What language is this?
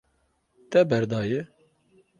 Kurdish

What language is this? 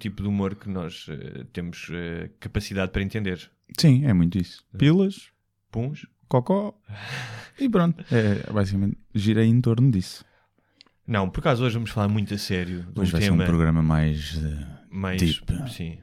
Portuguese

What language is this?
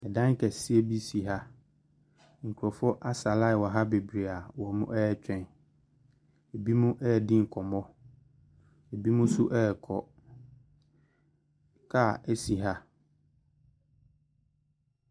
Akan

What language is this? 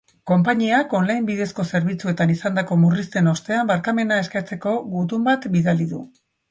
Basque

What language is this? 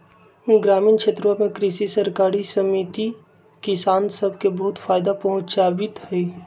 Magahi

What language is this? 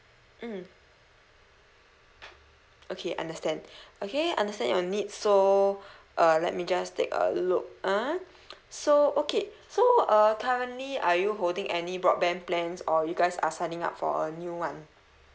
English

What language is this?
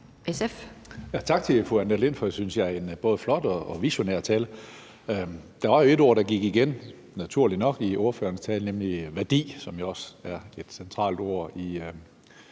Danish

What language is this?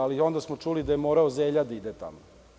Serbian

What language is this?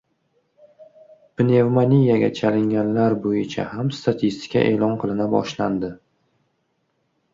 Uzbek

